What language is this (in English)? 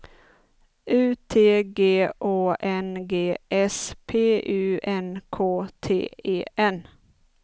Swedish